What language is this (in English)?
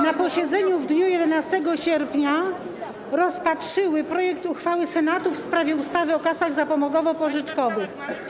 Polish